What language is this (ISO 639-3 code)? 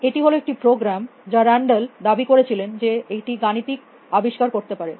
ben